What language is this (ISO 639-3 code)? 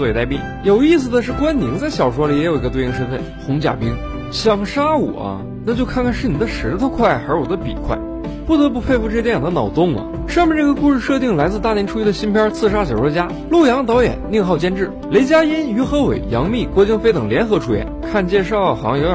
zho